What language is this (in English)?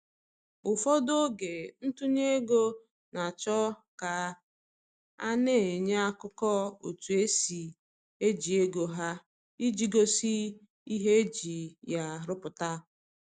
Igbo